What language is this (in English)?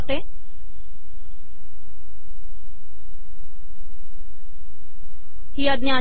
Marathi